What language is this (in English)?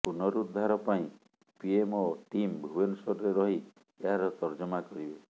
Odia